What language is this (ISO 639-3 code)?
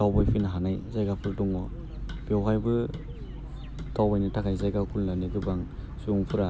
brx